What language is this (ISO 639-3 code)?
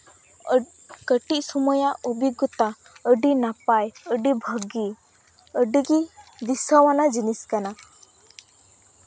sat